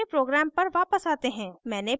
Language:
Hindi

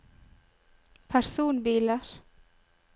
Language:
Norwegian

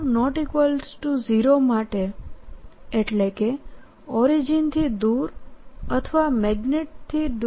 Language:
Gujarati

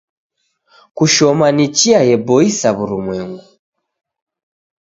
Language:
Taita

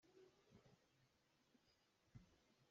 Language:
Hakha Chin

